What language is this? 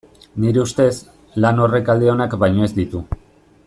Basque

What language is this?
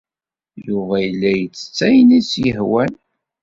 Kabyle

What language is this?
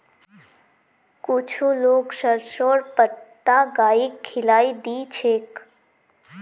Magahi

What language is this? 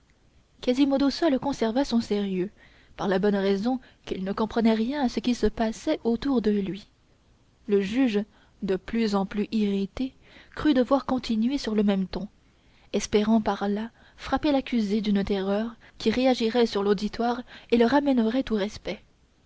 French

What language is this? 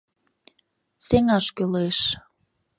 Mari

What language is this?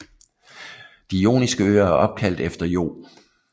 Danish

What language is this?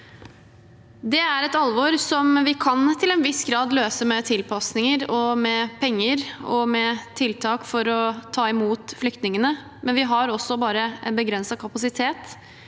Norwegian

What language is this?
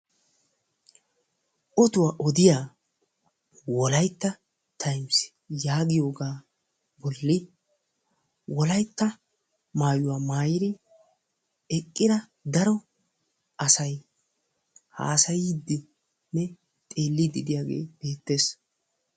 Wolaytta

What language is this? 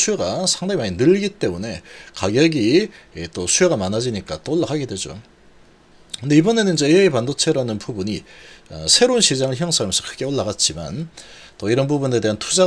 Korean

